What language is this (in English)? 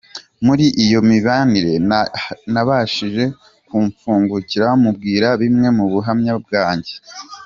Kinyarwanda